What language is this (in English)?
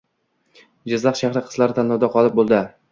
Uzbek